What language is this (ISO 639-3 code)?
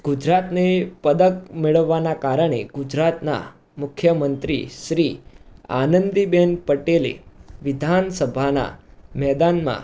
guj